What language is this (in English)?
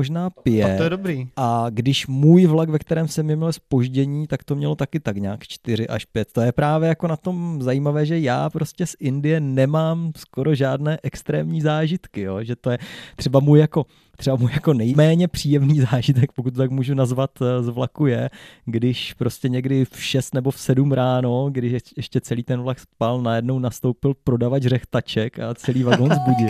Czech